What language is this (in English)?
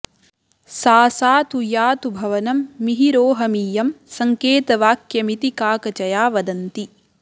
Sanskrit